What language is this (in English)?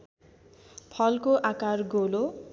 Nepali